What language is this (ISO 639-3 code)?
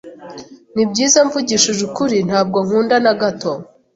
kin